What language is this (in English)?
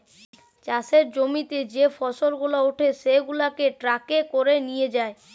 Bangla